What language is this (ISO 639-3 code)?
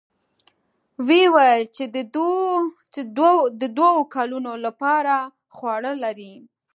pus